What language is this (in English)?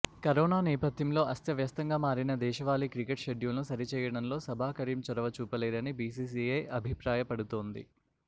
Telugu